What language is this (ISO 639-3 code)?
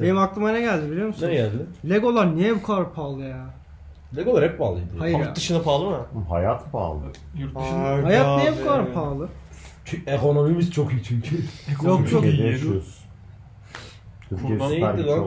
tur